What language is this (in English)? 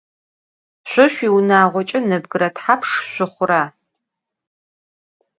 Adyghe